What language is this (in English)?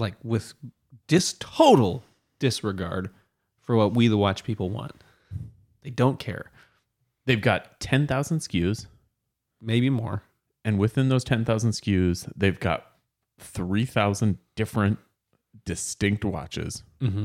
English